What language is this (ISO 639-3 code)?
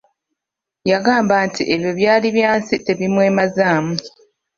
lug